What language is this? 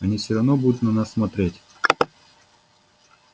Russian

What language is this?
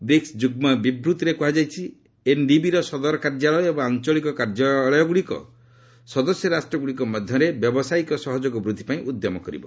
Odia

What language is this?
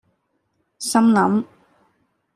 Cantonese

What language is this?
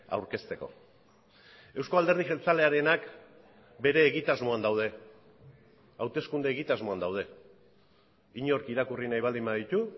Basque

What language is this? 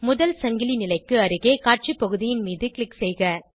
Tamil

